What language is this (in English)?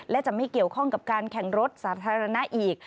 Thai